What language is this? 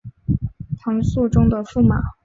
Chinese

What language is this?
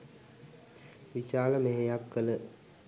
Sinhala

